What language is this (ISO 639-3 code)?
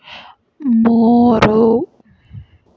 kan